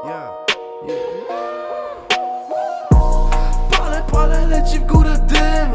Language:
Polish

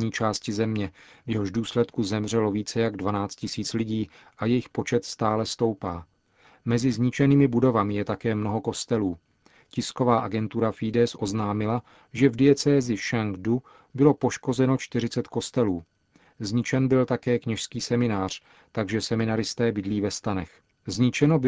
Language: Czech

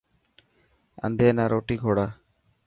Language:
Dhatki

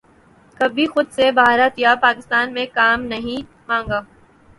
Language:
Urdu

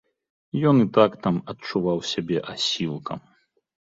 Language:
Belarusian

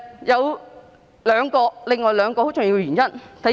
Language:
Cantonese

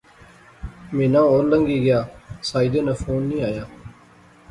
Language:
Pahari-Potwari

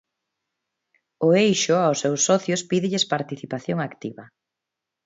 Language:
Galician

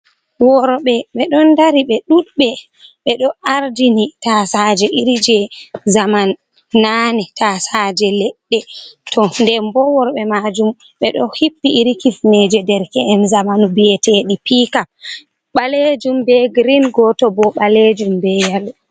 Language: Fula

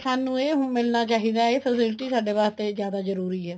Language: Punjabi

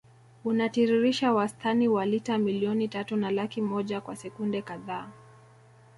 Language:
Swahili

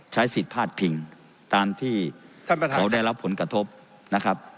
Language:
Thai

